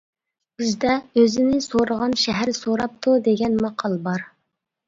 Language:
Uyghur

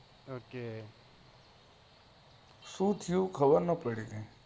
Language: Gujarati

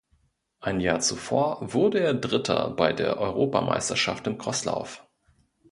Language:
German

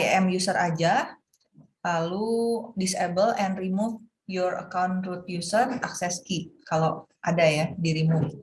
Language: Indonesian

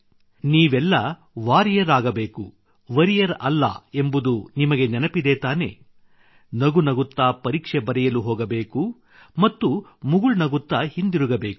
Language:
Kannada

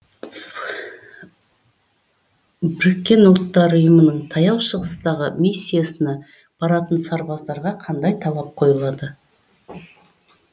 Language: Kazakh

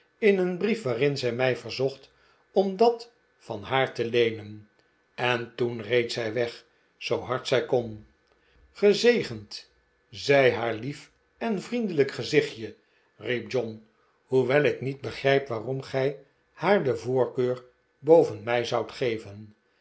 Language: Dutch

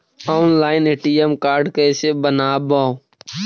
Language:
Magahi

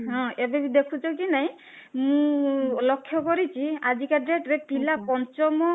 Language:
Odia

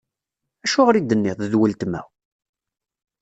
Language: Kabyle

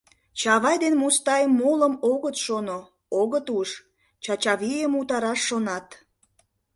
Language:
Mari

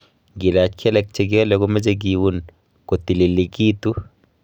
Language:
Kalenjin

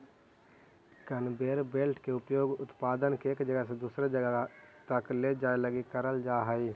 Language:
Magahi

